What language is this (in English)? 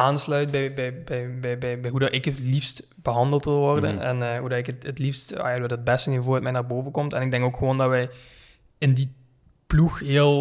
Dutch